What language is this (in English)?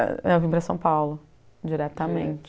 Portuguese